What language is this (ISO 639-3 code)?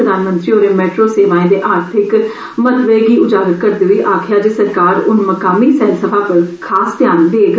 doi